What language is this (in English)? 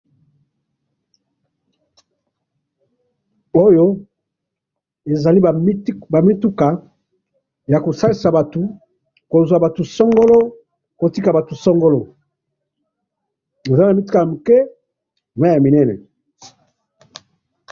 Lingala